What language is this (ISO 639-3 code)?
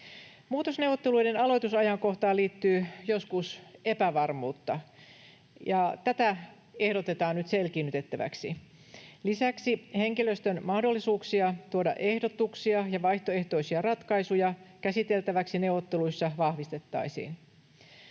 fin